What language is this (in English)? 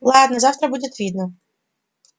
Russian